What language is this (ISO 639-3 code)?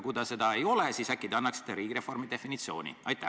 est